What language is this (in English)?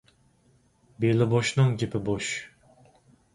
Uyghur